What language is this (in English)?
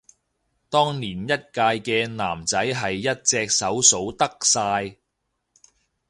Cantonese